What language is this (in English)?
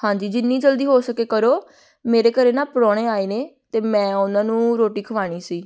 Punjabi